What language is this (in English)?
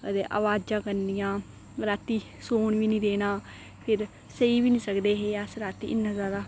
Dogri